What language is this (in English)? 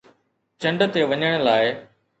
Sindhi